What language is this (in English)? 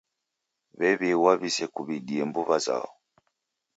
Taita